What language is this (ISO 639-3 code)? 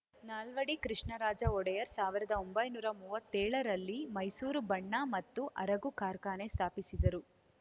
kan